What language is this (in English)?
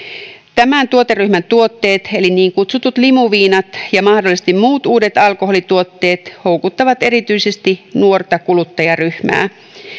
Finnish